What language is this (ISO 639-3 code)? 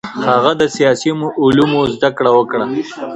pus